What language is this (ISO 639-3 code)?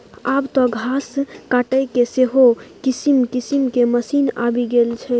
mai